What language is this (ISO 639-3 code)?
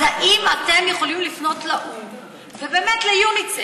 heb